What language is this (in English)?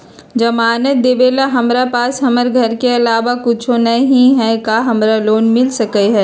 Magahi